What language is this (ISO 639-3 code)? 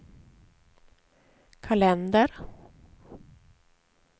swe